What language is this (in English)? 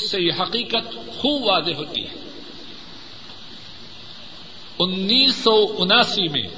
Urdu